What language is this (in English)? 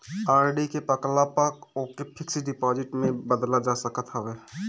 Bhojpuri